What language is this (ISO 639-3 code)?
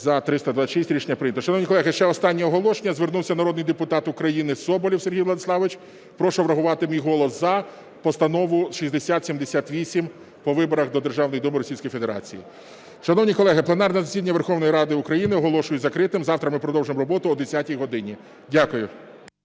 ukr